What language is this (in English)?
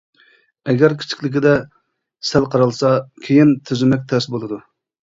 Uyghur